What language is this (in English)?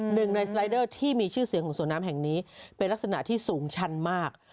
Thai